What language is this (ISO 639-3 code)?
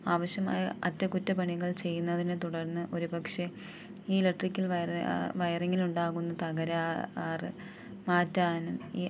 mal